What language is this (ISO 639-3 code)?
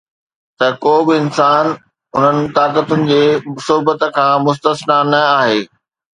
snd